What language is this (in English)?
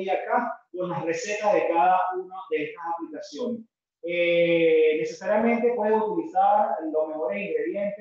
Spanish